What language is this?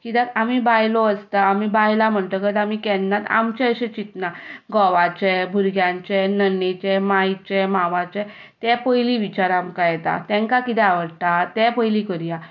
Konkani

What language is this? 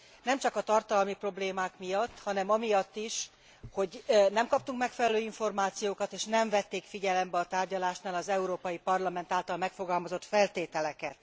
Hungarian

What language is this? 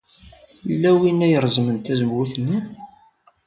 Kabyle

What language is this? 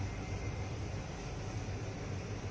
Thai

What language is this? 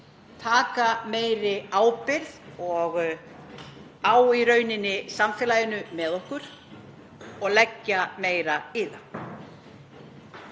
Icelandic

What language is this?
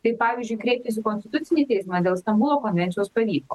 Lithuanian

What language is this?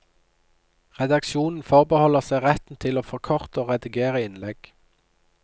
Norwegian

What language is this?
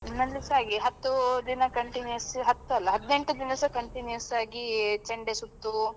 Kannada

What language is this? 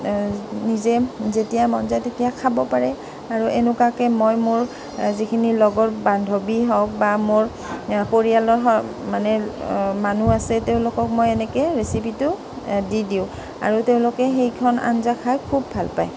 Assamese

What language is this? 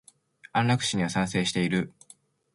Japanese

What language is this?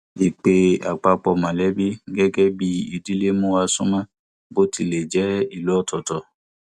Yoruba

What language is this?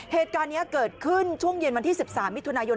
Thai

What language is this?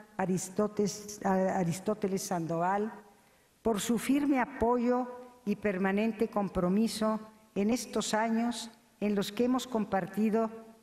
Spanish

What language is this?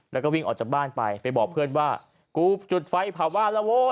Thai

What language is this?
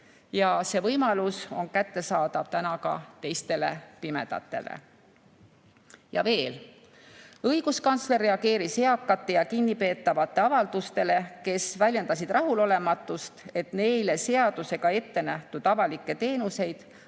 Estonian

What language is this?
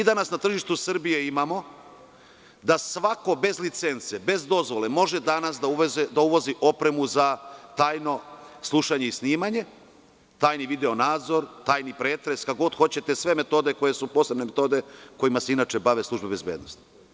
Serbian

